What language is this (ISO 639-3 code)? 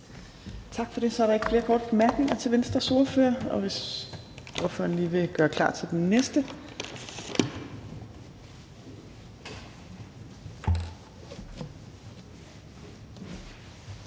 dan